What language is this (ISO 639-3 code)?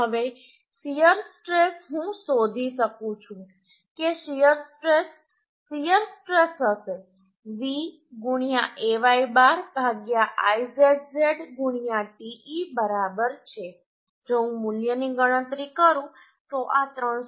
guj